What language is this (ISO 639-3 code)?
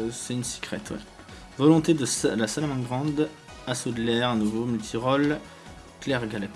fra